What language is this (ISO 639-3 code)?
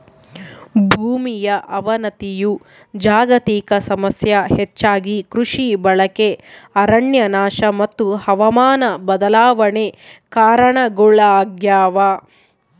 kan